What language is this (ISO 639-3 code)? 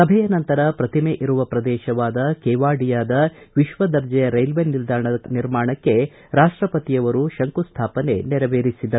kan